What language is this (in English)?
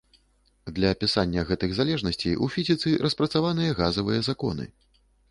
Belarusian